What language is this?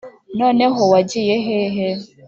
Kinyarwanda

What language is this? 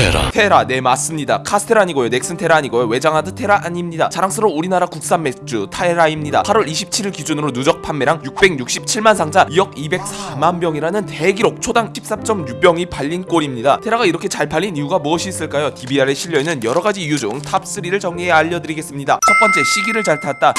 Korean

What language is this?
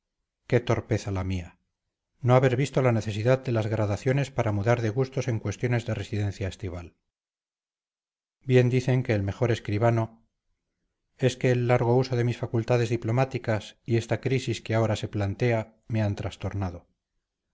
Spanish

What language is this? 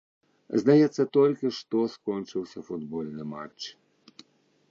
Belarusian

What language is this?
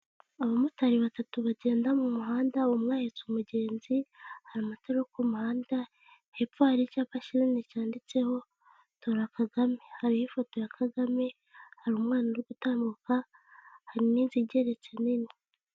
Kinyarwanda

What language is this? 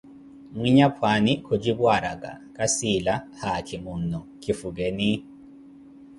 Koti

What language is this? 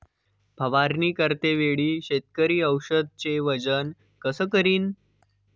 Marathi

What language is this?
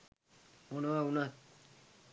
Sinhala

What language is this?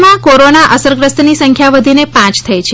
Gujarati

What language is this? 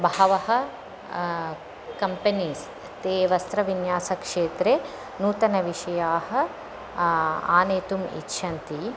Sanskrit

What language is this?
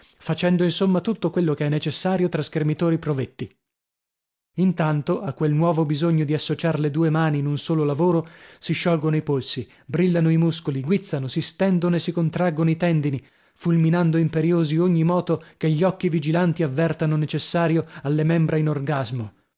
Italian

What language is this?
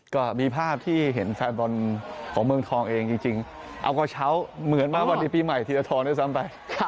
Thai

